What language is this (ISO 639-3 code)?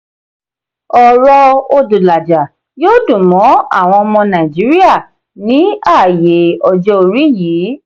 yor